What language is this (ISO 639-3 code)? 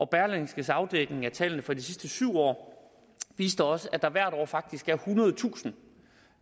dan